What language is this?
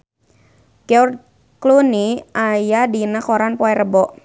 Sundanese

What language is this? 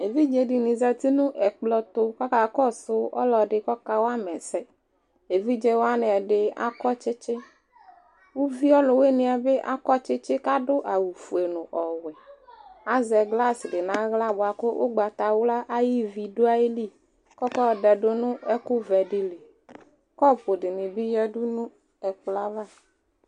Ikposo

